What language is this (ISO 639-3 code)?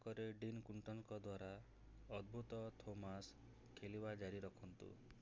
ori